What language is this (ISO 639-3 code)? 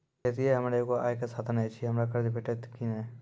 mai